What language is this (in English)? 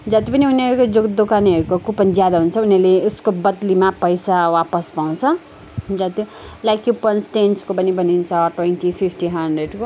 Nepali